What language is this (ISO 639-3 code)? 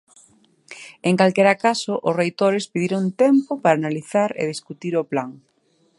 glg